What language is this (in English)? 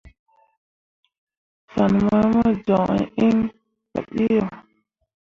Mundang